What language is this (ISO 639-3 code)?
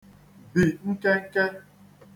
ibo